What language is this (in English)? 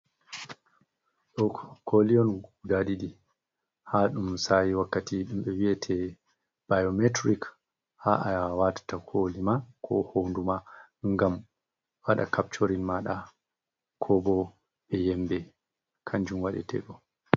Fula